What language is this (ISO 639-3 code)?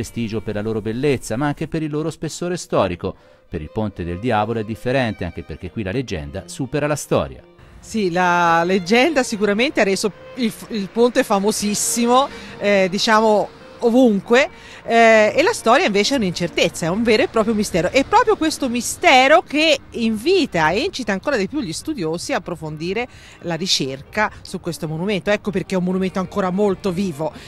ita